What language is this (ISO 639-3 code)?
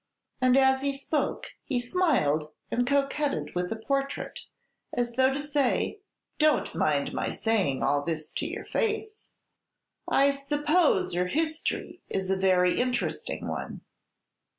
eng